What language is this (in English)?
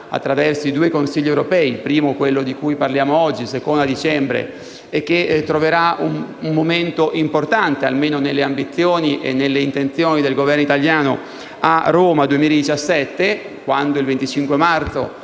Italian